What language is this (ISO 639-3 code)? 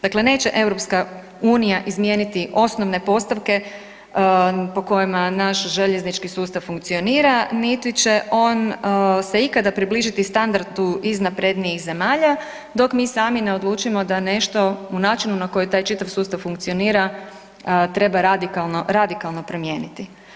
hrv